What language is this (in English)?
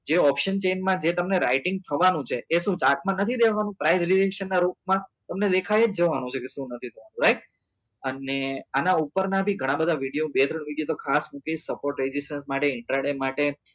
Gujarati